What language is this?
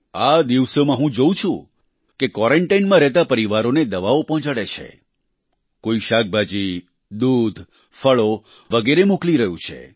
Gujarati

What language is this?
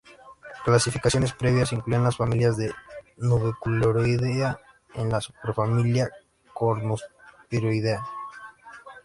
Spanish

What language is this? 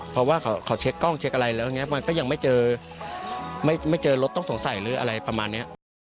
Thai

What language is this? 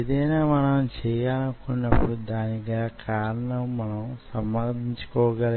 Telugu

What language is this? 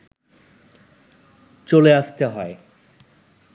Bangla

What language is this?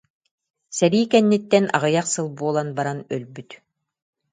Yakut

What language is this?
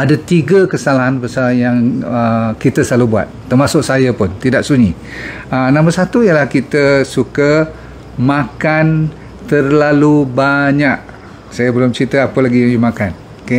Malay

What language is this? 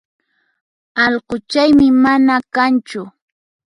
Puno Quechua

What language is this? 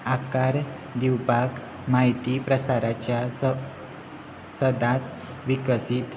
Konkani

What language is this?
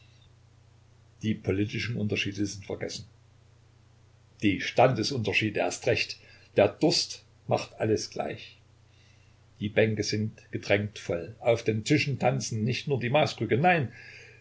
German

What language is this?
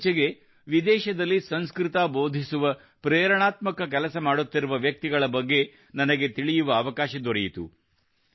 Kannada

